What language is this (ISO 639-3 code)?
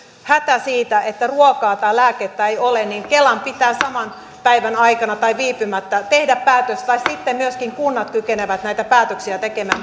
fin